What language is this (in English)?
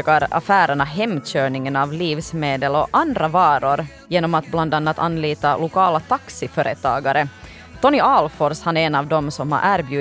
Swedish